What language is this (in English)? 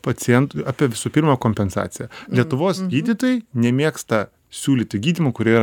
Lithuanian